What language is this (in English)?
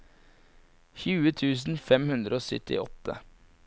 Norwegian